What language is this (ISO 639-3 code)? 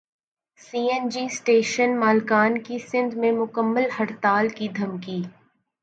urd